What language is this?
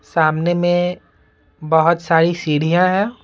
Hindi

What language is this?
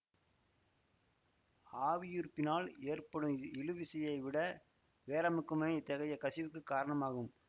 Tamil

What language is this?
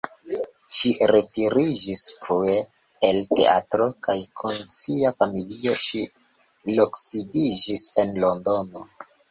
Esperanto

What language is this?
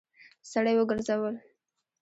Pashto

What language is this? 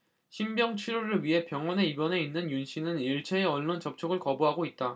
Korean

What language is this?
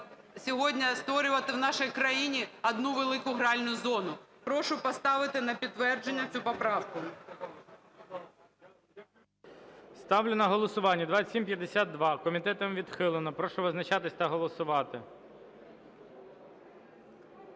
Ukrainian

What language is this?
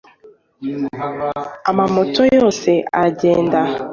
Kinyarwanda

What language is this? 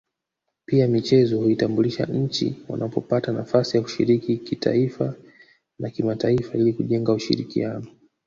Swahili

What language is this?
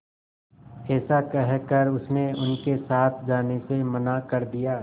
Hindi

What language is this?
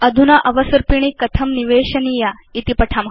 Sanskrit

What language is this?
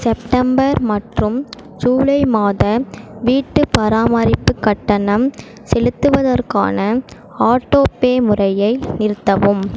Tamil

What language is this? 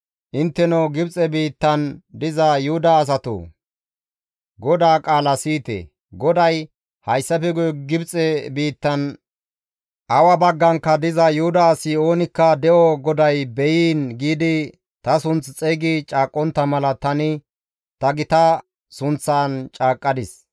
Gamo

